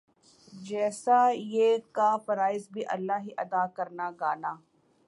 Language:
Urdu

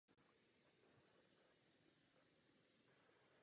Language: Czech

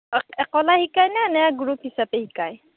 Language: Assamese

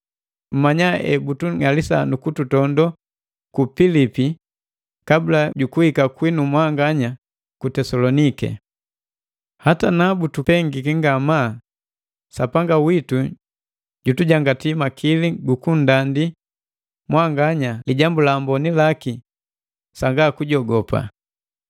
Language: Matengo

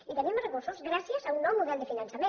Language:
Catalan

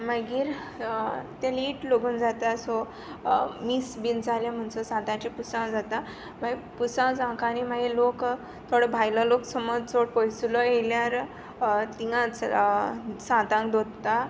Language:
Konkani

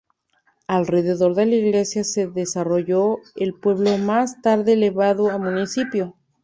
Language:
Spanish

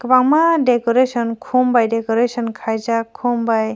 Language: Kok Borok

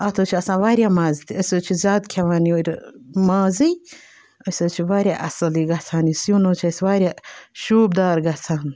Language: Kashmiri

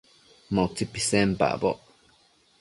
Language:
Matsés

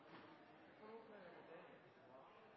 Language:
Norwegian Nynorsk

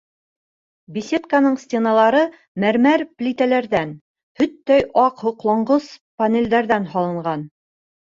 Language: Bashkir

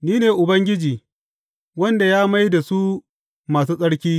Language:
Hausa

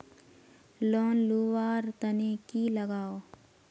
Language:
Magahi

